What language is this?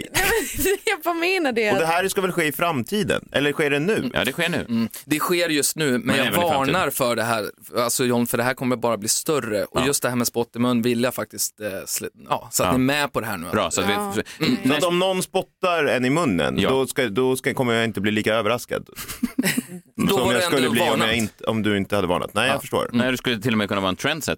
Swedish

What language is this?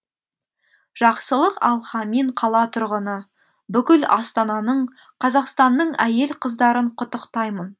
Kazakh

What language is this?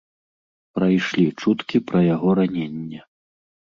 Belarusian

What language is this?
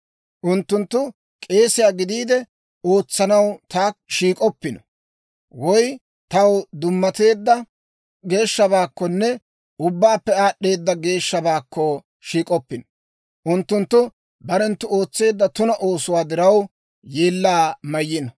Dawro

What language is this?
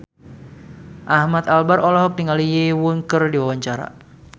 Sundanese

